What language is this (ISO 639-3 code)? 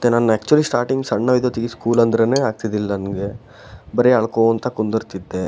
kan